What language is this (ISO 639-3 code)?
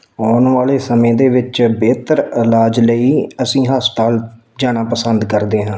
pan